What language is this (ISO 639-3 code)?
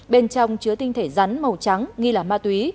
vie